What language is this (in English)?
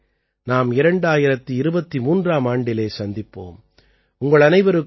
Tamil